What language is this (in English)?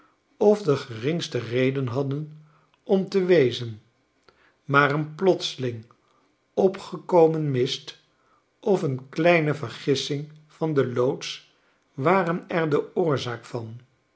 Dutch